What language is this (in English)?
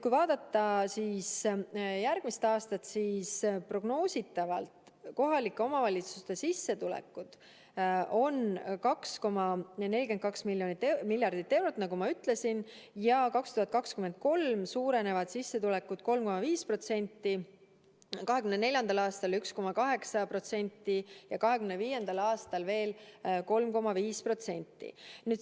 Estonian